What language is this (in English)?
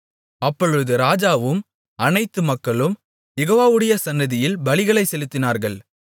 Tamil